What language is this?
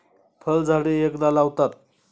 Marathi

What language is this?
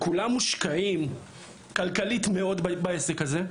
Hebrew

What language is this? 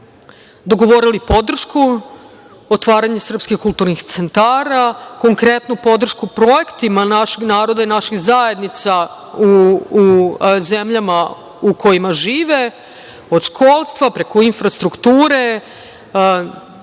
Serbian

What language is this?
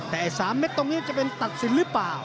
Thai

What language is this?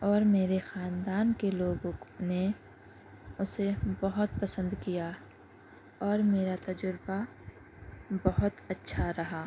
Urdu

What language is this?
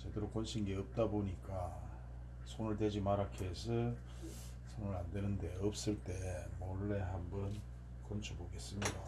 Korean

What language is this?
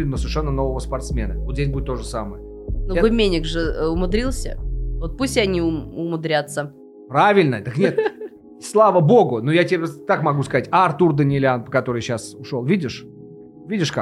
Russian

